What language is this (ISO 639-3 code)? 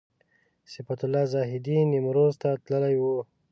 pus